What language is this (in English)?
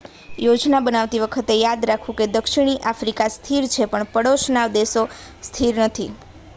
Gujarati